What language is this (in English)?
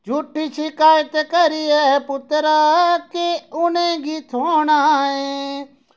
Dogri